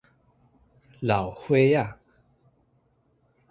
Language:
Min Nan Chinese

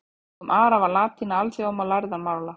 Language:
Icelandic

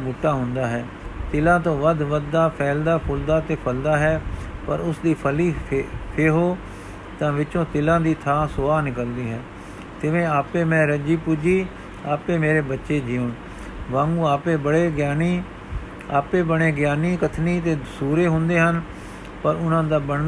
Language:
Punjabi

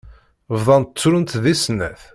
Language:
Kabyle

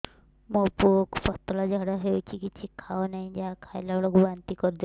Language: Odia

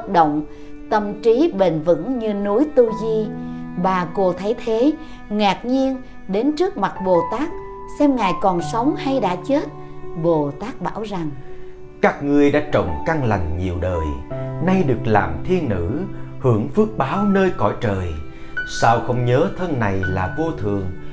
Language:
Vietnamese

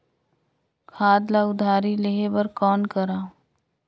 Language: Chhattisgarhi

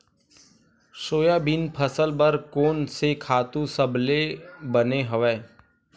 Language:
Chhattisgarhi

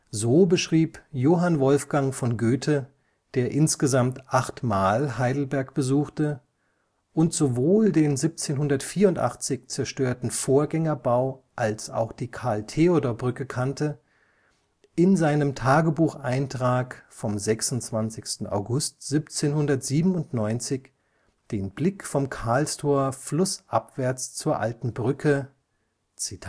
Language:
German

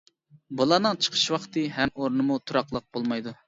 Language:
Uyghur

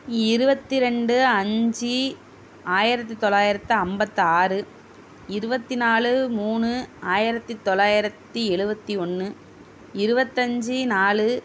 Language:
Tamil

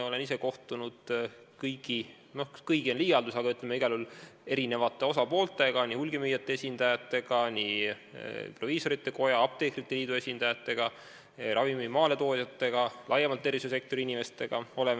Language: Estonian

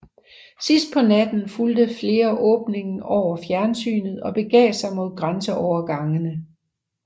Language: Danish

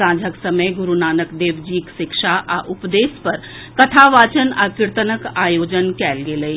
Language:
Maithili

